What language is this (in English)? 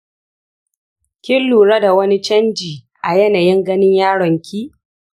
Hausa